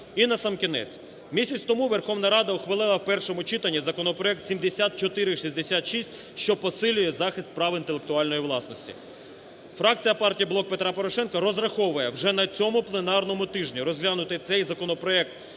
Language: Ukrainian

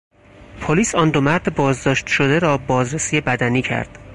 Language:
Persian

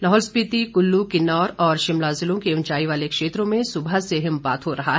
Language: Hindi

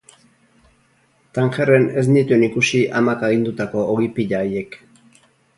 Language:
Basque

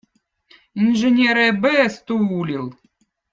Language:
Votic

